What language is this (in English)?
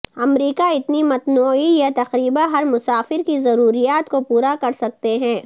Urdu